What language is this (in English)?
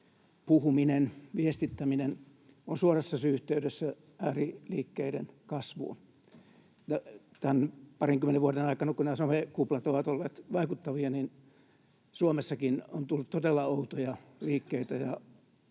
Finnish